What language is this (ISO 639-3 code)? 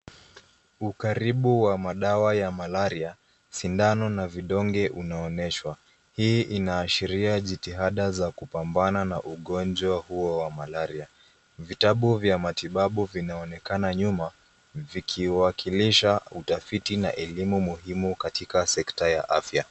swa